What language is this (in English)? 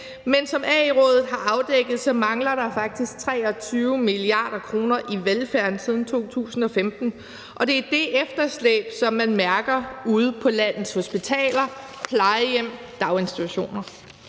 Danish